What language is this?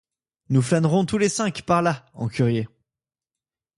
French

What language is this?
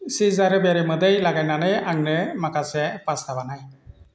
Bodo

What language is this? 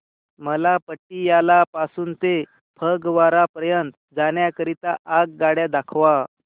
Marathi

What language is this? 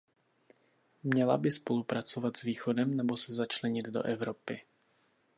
Czech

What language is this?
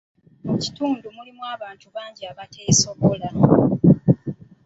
Ganda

